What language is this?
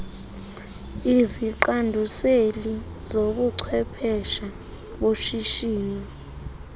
Xhosa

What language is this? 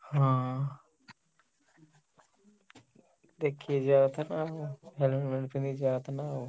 Odia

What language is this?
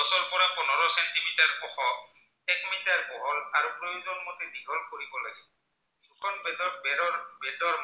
Assamese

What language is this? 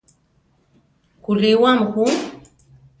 Central Tarahumara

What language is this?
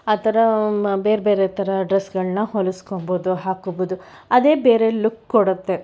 Kannada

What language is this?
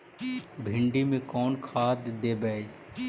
Magahi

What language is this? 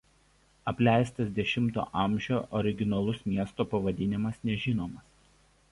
Lithuanian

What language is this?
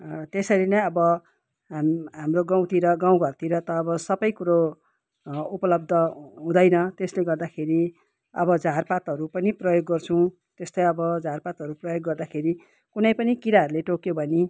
Nepali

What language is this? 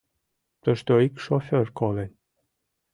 Mari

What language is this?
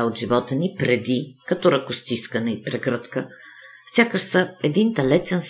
Bulgarian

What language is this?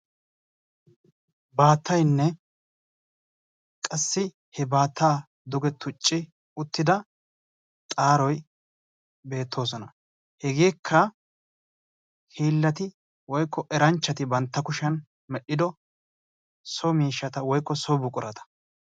Wolaytta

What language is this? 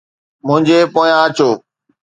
Sindhi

